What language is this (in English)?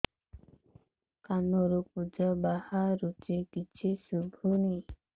Odia